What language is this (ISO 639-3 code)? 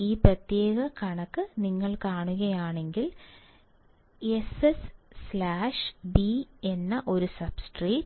mal